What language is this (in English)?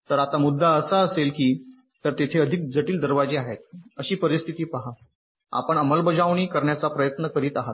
Marathi